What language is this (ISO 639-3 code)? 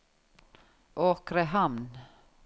nor